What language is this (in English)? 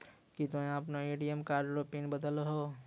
Maithili